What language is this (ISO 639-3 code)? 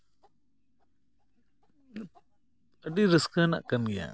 sat